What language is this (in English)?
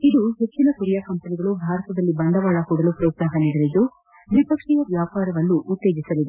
Kannada